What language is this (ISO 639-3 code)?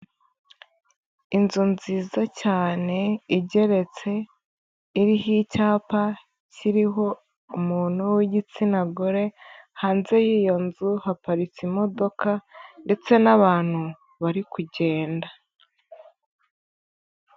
kin